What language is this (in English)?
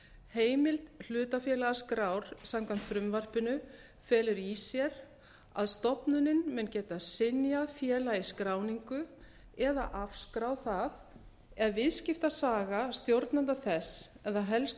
Icelandic